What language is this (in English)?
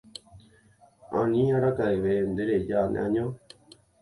Guarani